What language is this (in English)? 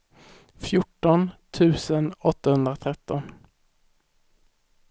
Swedish